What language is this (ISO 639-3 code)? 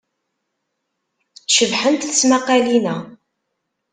kab